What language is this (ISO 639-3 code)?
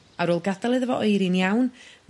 cym